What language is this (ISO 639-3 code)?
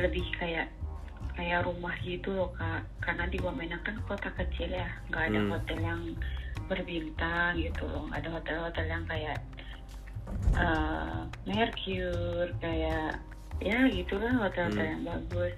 ind